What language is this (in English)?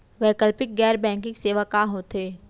Chhattisgarhi